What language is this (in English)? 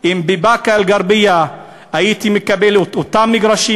Hebrew